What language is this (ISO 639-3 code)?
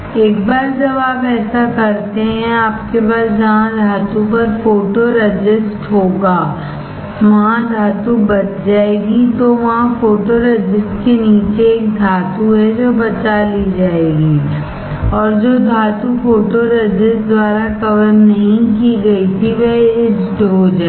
hin